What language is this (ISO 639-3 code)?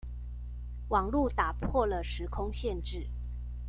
zho